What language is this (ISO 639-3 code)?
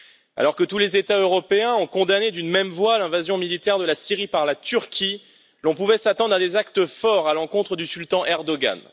fra